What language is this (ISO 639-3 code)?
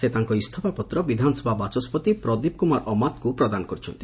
ori